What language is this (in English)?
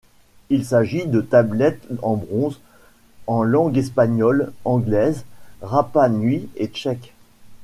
French